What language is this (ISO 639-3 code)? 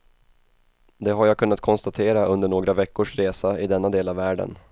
swe